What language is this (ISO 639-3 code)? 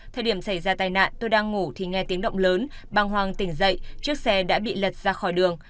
vie